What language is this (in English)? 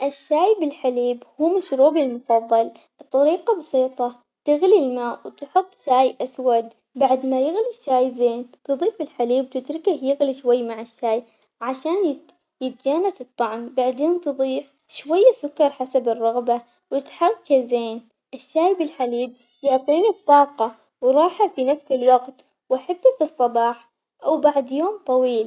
Omani Arabic